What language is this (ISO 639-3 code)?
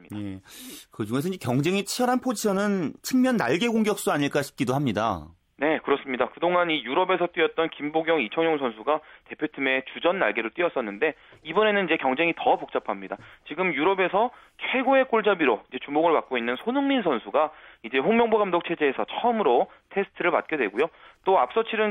kor